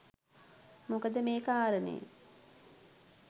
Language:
Sinhala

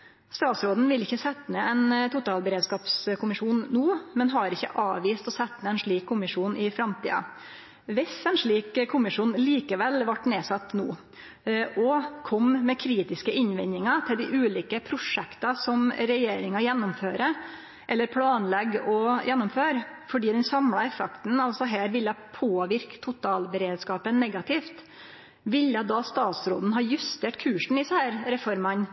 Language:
Norwegian Nynorsk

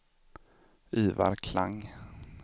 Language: Swedish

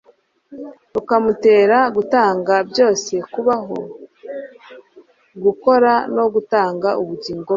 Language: Kinyarwanda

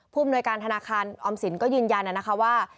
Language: Thai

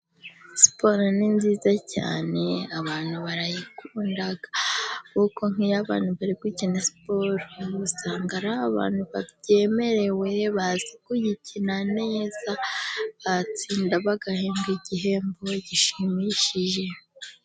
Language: Kinyarwanda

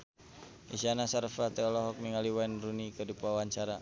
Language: Sundanese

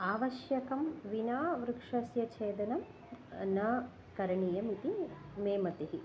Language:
Sanskrit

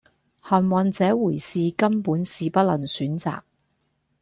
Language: Cantonese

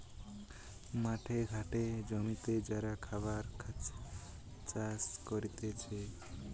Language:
Bangla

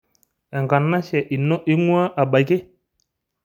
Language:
Masai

